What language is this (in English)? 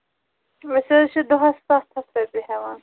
Kashmiri